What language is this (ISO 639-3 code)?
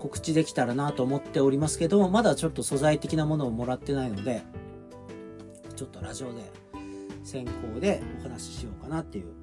jpn